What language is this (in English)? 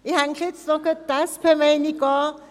Swiss German